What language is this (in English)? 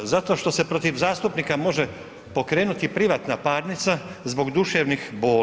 Croatian